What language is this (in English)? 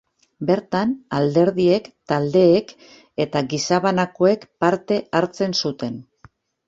Basque